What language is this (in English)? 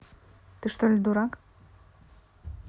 Russian